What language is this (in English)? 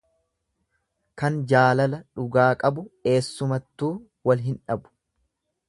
Oromo